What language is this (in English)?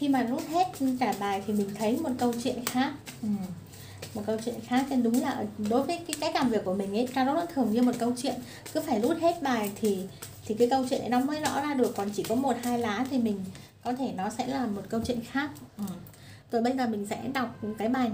Vietnamese